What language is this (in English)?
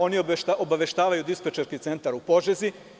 Serbian